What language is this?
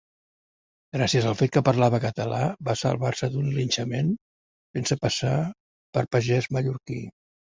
Catalan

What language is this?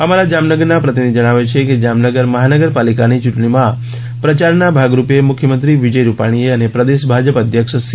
Gujarati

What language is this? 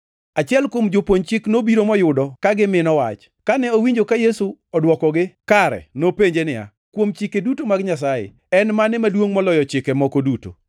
Luo (Kenya and Tanzania)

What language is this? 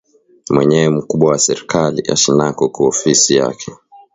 Swahili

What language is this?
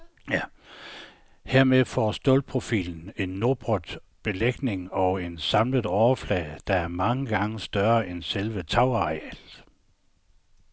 Danish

